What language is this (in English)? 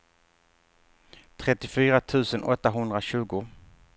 Swedish